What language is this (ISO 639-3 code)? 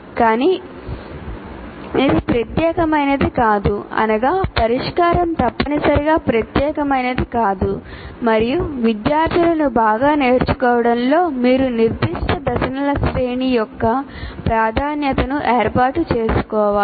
tel